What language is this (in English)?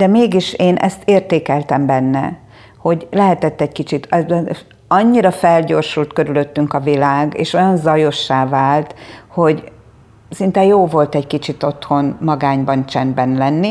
Hungarian